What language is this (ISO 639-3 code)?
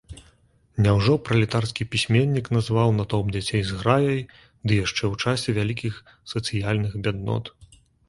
bel